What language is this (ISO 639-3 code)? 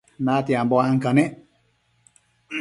mcf